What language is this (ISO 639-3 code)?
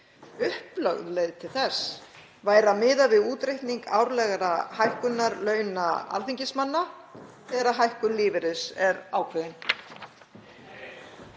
isl